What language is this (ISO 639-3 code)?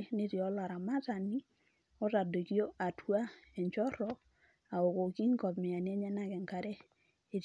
mas